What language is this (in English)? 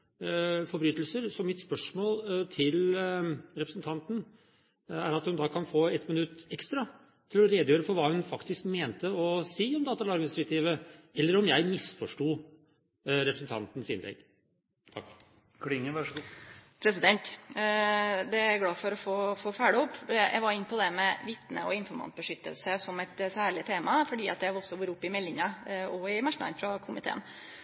Norwegian